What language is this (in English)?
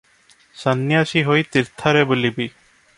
Odia